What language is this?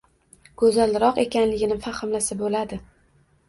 Uzbek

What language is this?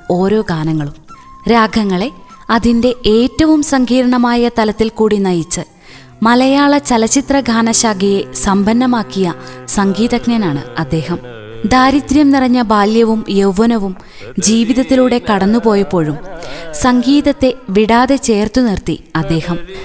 Malayalam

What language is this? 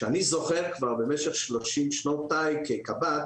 Hebrew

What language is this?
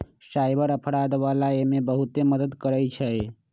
Magahi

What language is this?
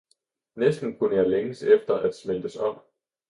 Danish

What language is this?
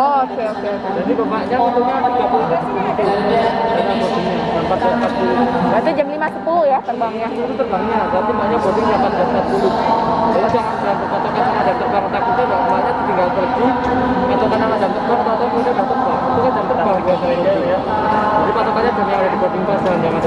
Indonesian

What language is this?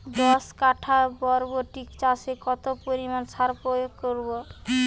Bangla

